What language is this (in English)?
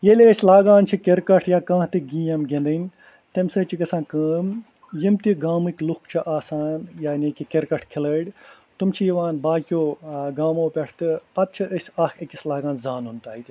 Kashmiri